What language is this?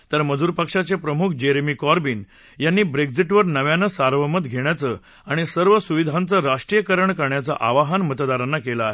Marathi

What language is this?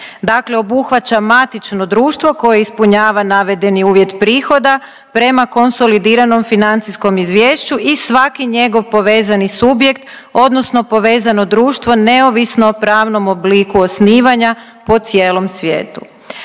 Croatian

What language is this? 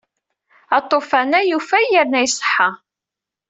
Kabyle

